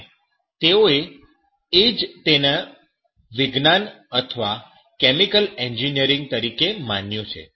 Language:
Gujarati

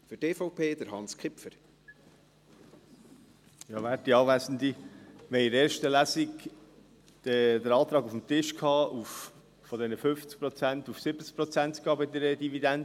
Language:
Swiss German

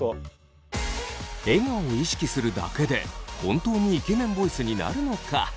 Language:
Japanese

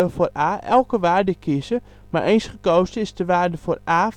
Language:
Dutch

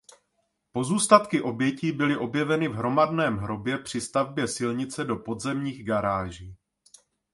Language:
Czech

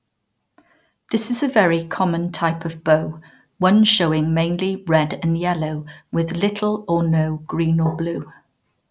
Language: English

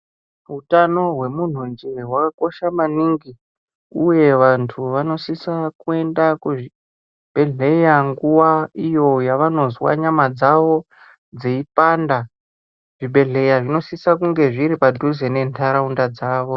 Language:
Ndau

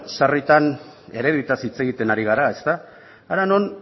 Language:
Basque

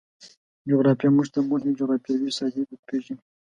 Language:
Pashto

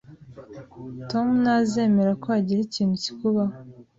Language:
Kinyarwanda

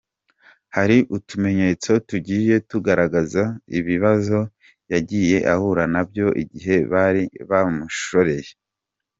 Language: Kinyarwanda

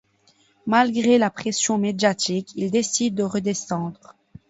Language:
French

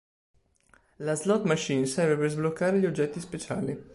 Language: Italian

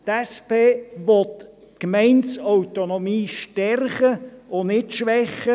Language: Swiss German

